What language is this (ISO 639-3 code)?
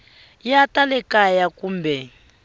tso